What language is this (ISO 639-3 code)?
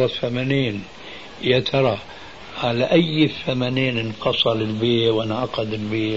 ara